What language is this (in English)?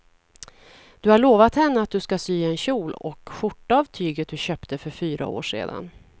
Swedish